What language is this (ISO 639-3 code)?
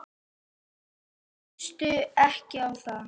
isl